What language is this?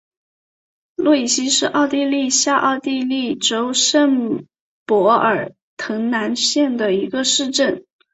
Chinese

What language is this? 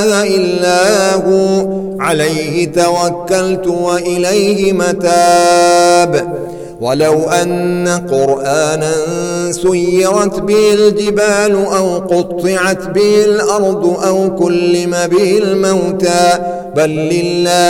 Arabic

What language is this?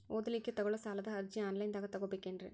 Kannada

